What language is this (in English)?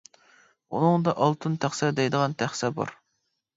Uyghur